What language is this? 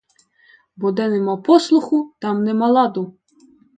Ukrainian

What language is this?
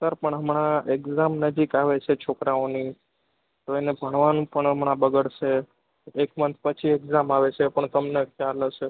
Gujarati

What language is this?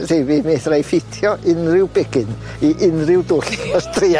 Welsh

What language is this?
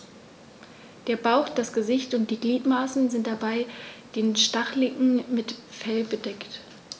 German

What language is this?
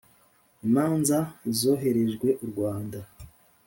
Kinyarwanda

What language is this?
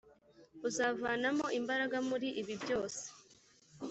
Kinyarwanda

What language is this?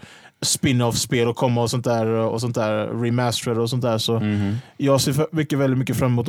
Swedish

